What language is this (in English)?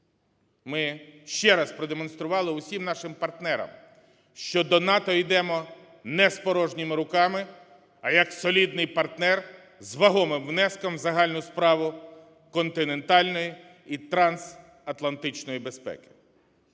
Ukrainian